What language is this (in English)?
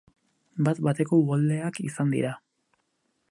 Basque